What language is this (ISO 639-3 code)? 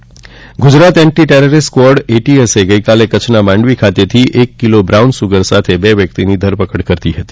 guj